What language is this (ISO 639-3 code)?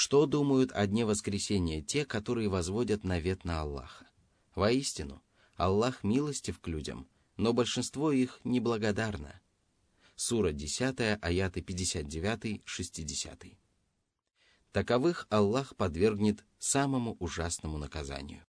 rus